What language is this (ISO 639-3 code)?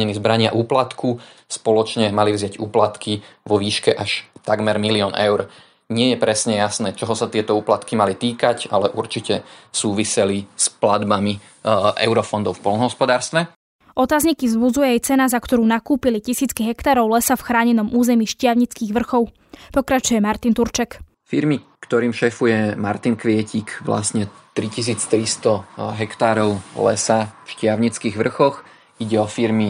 slk